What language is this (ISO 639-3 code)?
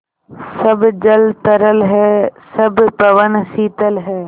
hin